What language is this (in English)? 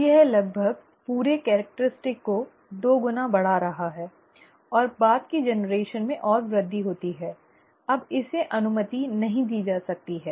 Hindi